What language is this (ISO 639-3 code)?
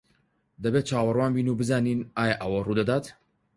ckb